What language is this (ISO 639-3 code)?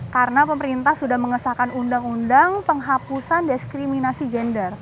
ind